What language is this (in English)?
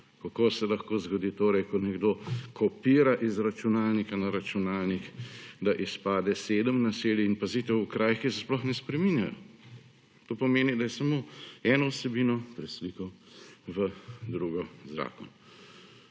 Slovenian